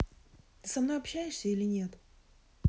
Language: Russian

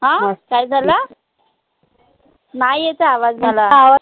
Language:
Marathi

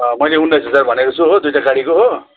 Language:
Nepali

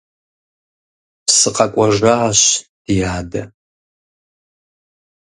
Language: Kabardian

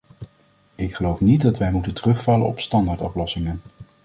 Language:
Dutch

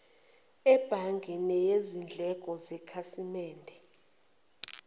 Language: Zulu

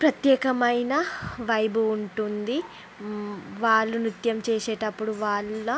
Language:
Telugu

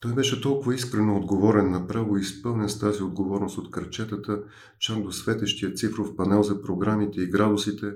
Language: Bulgarian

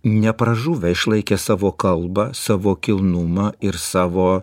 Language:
Lithuanian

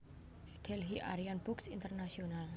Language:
Javanese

